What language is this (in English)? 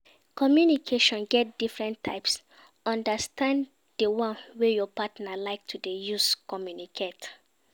Nigerian Pidgin